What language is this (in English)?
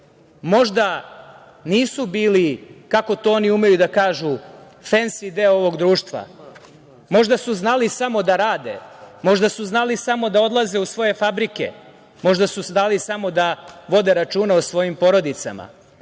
Serbian